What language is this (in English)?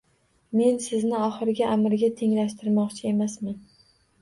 Uzbek